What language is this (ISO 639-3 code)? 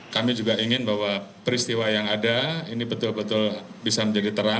ind